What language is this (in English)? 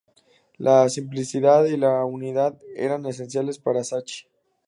Spanish